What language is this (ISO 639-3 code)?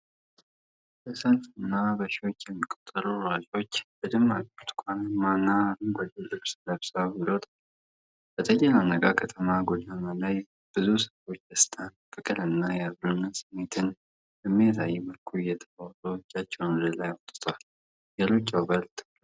amh